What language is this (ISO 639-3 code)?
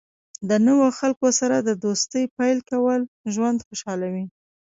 pus